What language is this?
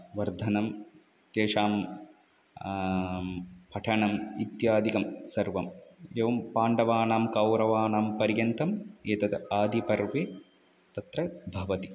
Sanskrit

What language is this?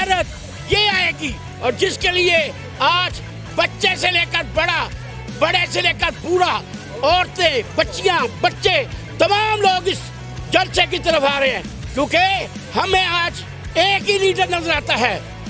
Urdu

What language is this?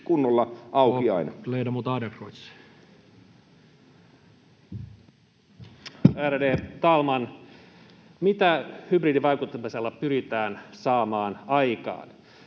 Finnish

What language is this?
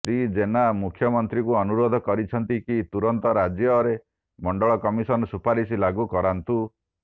Odia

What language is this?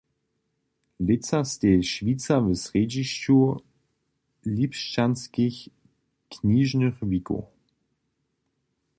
Upper Sorbian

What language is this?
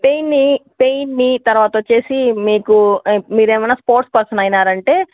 Telugu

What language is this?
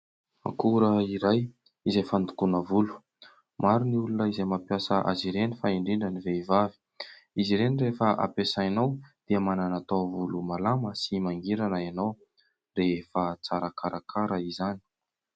Malagasy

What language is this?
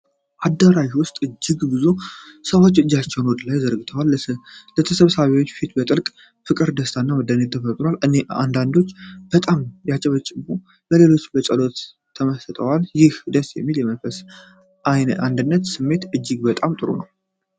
Amharic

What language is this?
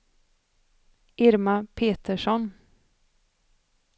Swedish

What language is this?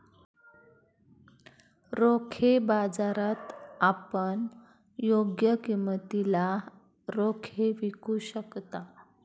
Marathi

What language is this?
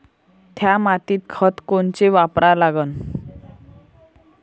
Marathi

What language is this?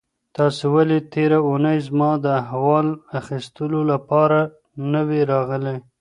Pashto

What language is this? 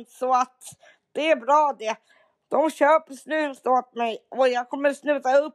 Swedish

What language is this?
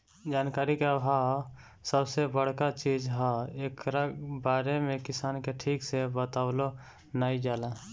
Bhojpuri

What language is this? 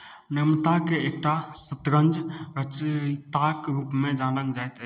Maithili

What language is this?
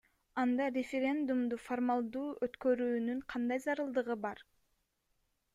Kyrgyz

